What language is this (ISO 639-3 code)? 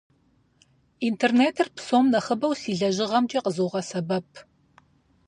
kbd